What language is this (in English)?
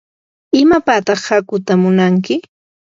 Yanahuanca Pasco Quechua